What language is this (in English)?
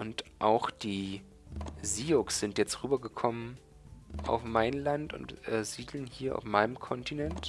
German